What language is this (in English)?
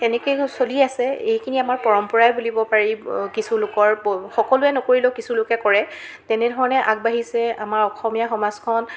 Assamese